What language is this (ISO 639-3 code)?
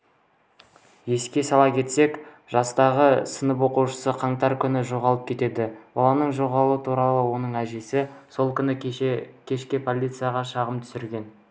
kaz